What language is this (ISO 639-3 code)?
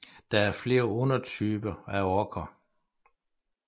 dan